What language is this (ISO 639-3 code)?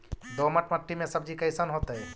mag